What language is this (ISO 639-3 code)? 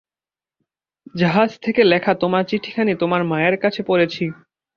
ben